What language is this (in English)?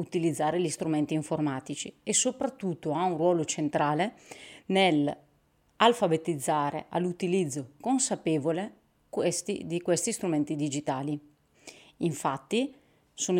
Italian